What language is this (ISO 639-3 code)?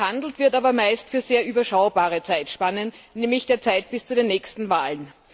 deu